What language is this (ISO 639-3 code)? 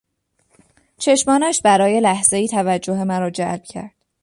fas